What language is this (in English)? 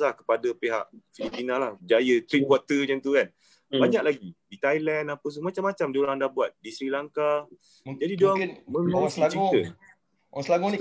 Malay